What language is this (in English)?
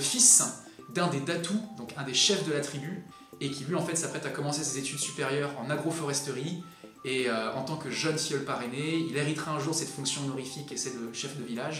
French